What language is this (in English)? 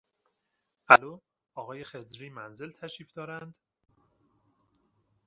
Persian